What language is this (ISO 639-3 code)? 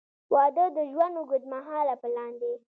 pus